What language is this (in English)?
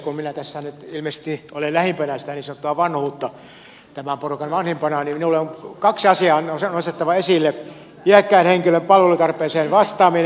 Finnish